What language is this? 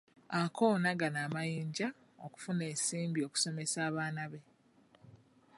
Ganda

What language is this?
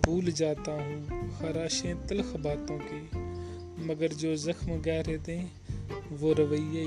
Urdu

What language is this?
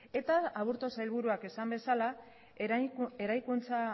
Basque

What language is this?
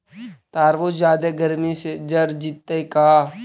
Magahi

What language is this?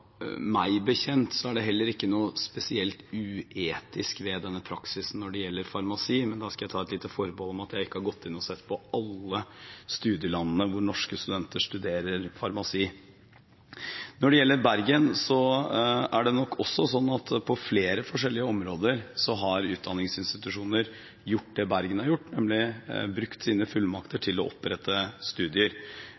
Norwegian Bokmål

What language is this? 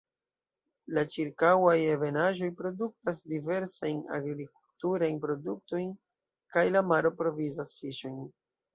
Esperanto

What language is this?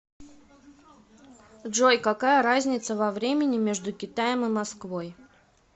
Russian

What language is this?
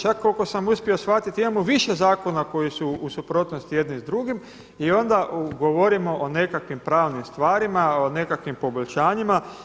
Croatian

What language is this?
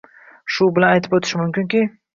Uzbek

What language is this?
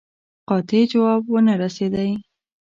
Pashto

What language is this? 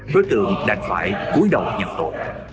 Vietnamese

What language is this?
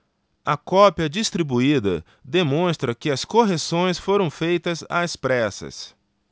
Portuguese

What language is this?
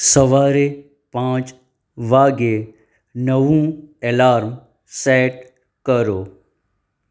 Gujarati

